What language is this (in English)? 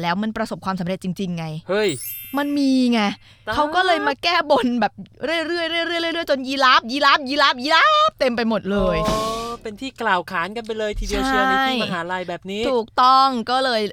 Thai